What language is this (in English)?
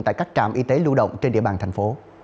Vietnamese